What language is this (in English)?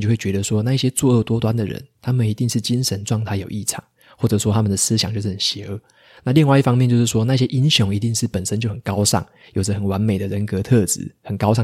Chinese